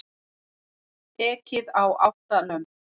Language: Icelandic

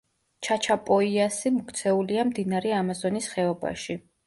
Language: Georgian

